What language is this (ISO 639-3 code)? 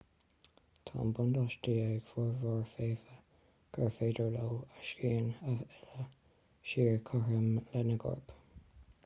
gle